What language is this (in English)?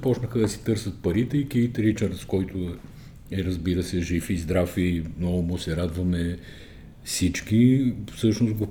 Bulgarian